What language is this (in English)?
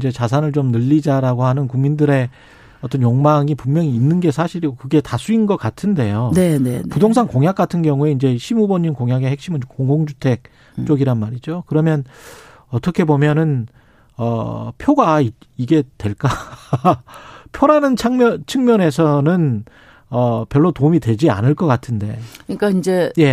Korean